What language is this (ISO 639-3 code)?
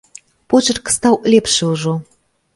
bel